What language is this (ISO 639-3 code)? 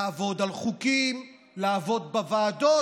heb